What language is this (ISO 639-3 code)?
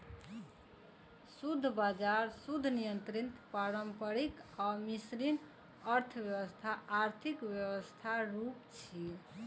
mai